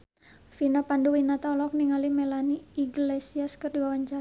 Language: Sundanese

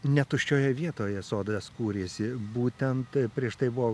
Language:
Lithuanian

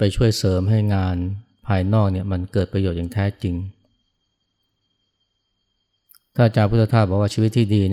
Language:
Thai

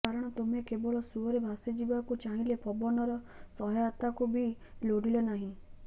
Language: Odia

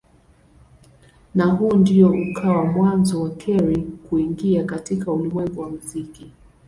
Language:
Swahili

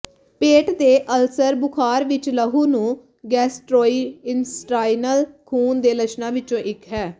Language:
Punjabi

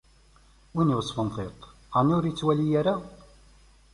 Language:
Kabyle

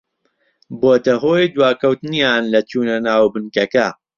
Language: Central Kurdish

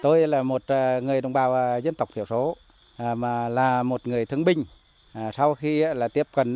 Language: Vietnamese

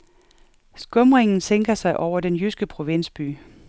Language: Danish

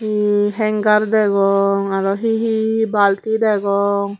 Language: Chakma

